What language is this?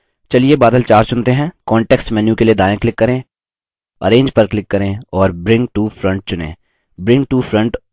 Hindi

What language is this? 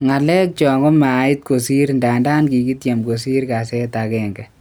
Kalenjin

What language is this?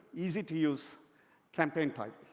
English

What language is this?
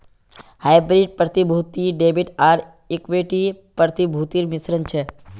Magahi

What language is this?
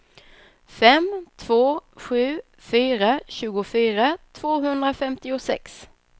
Swedish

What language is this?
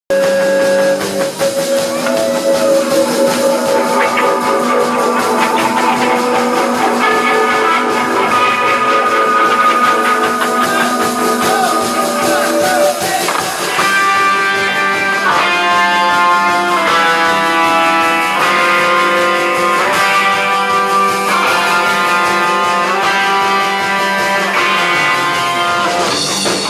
Korean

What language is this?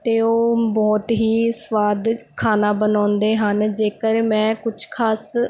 Punjabi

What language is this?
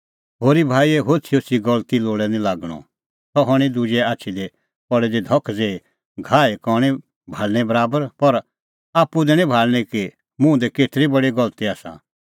Kullu Pahari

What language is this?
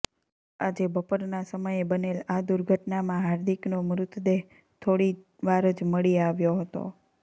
Gujarati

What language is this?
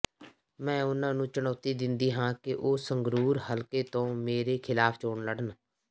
Punjabi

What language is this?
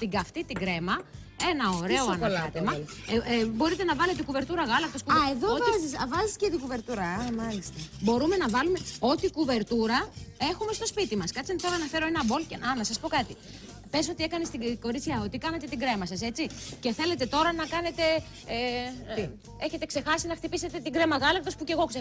Greek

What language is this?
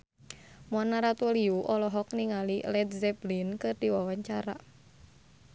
Sundanese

